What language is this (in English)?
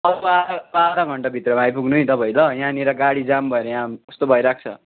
Nepali